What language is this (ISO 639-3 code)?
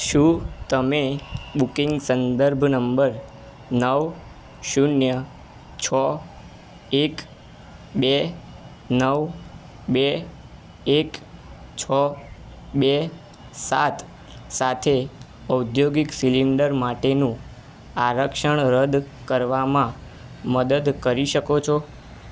guj